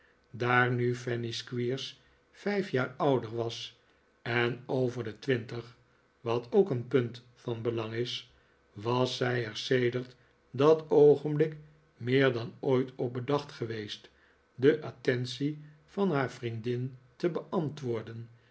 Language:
Dutch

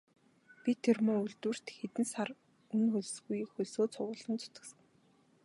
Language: Mongolian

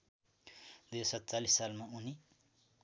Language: Nepali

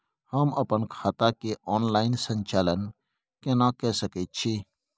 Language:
Maithili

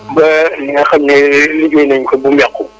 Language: Wolof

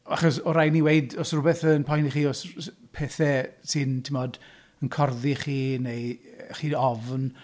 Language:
Welsh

